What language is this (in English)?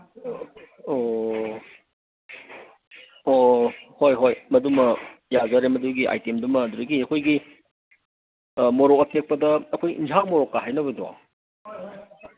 Manipuri